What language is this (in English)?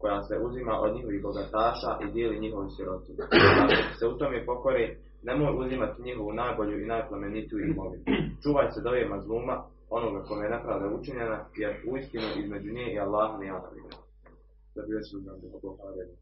Croatian